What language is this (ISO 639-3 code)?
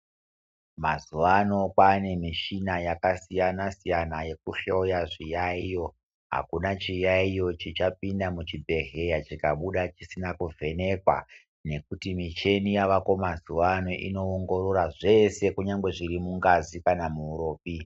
ndc